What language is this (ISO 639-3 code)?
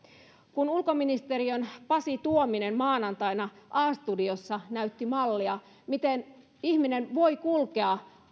fin